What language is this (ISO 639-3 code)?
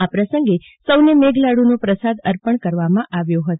guj